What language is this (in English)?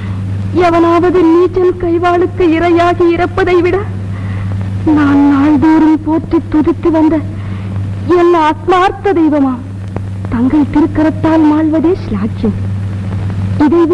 Arabic